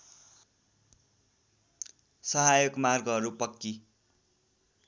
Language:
Nepali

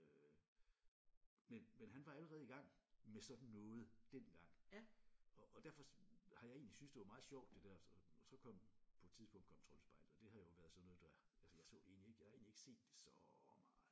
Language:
Danish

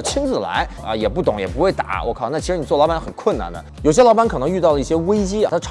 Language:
Chinese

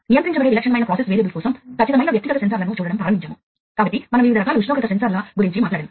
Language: Telugu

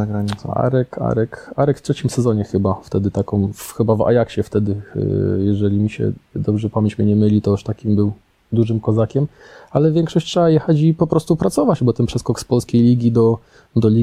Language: Polish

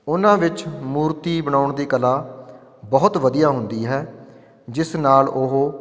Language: Punjabi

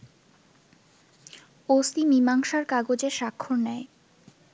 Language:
Bangla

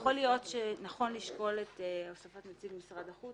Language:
Hebrew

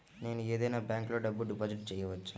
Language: Telugu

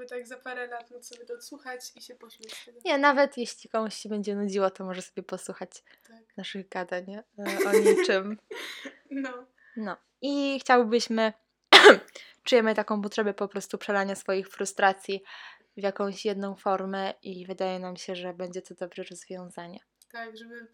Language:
Polish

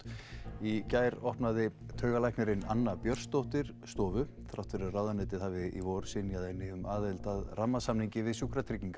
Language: Icelandic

